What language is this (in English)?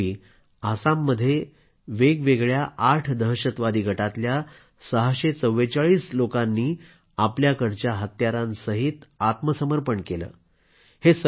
Marathi